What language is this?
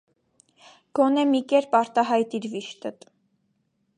Armenian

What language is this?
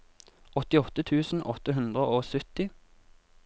Norwegian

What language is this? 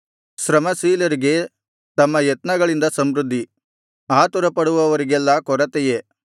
Kannada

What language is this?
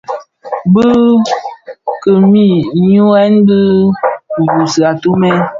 Bafia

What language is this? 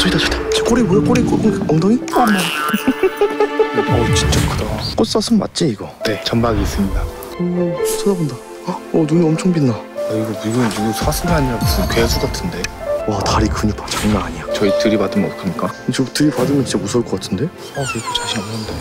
Korean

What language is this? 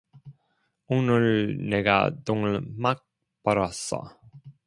Korean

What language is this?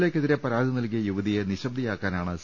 Malayalam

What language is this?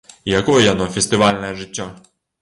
Belarusian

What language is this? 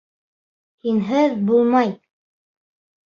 Bashkir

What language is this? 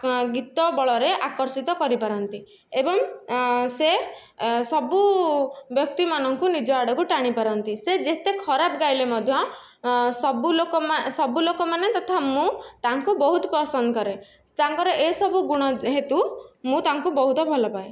Odia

